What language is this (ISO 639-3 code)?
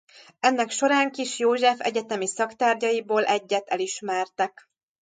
hun